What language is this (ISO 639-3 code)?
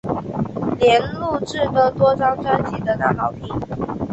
zho